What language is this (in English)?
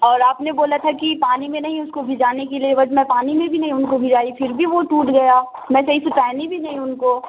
Urdu